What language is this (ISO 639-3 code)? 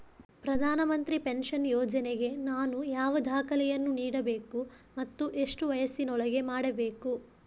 kan